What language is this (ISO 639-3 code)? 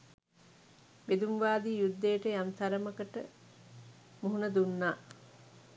sin